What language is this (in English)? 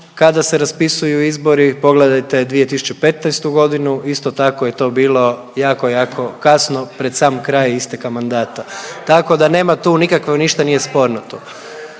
Croatian